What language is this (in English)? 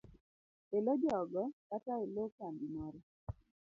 Luo (Kenya and Tanzania)